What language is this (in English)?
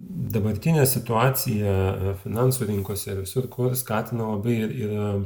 Lithuanian